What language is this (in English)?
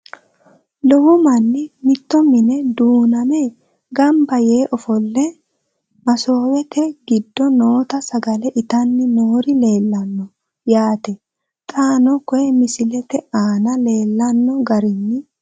Sidamo